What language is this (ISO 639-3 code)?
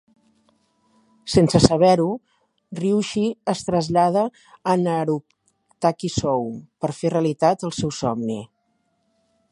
cat